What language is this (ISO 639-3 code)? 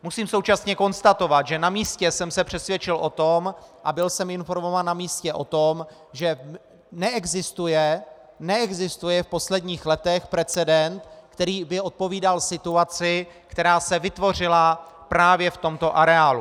ces